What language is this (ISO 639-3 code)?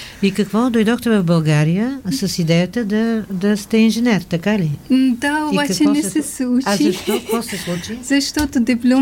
bul